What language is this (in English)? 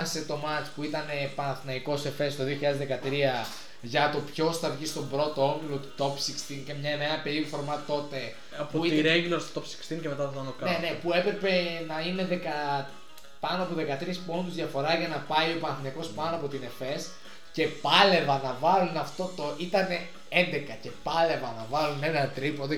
Greek